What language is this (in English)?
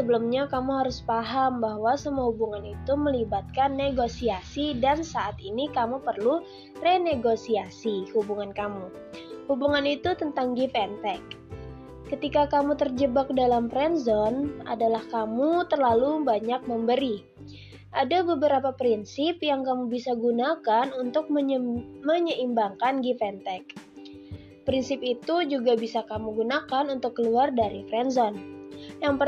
Indonesian